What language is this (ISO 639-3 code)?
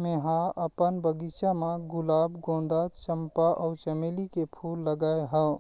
hne